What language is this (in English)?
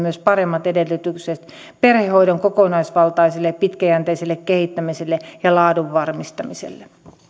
Finnish